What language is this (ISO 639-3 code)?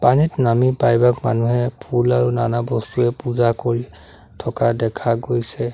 asm